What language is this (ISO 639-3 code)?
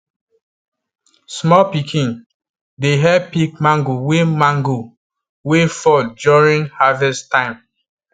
pcm